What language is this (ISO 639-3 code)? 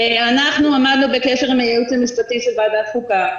heb